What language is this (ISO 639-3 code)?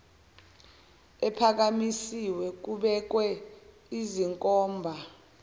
zul